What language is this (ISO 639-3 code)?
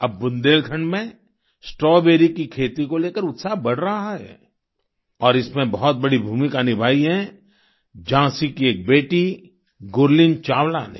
hin